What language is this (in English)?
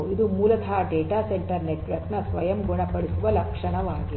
Kannada